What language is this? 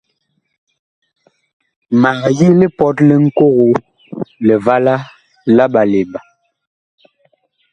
Bakoko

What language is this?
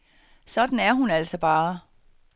Danish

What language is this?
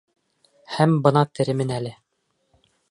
Bashkir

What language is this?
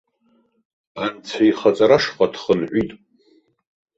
Abkhazian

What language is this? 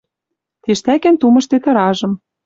Western Mari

